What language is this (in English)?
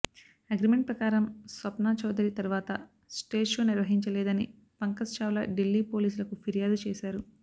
Telugu